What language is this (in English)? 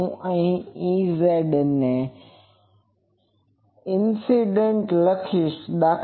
Gujarati